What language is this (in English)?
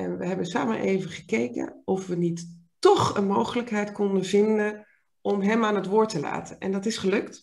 Dutch